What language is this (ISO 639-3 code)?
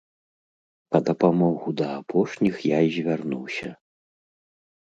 bel